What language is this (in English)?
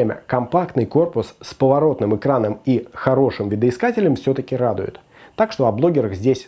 Russian